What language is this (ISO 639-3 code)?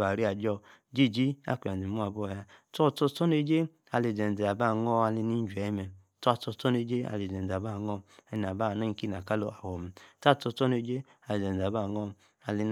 ekr